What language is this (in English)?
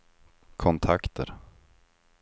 Swedish